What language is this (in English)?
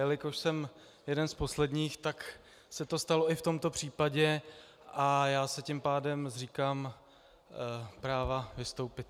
Czech